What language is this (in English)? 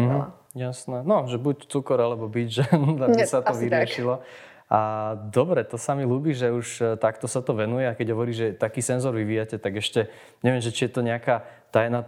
Slovak